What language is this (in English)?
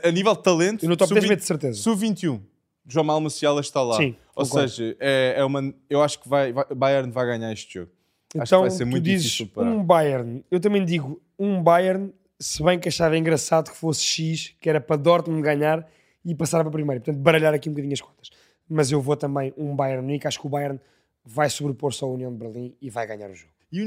Portuguese